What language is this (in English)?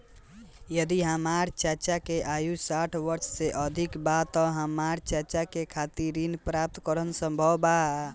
Bhojpuri